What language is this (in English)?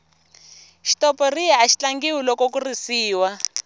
Tsonga